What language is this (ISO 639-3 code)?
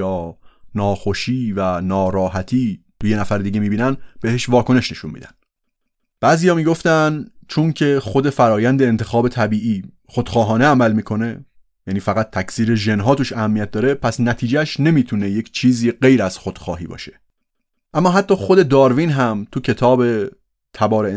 fas